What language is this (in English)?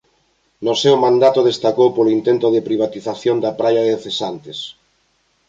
Galician